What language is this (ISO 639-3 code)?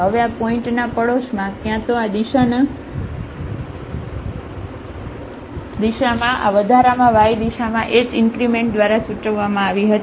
guj